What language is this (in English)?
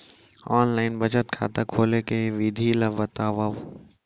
Chhattisgarhi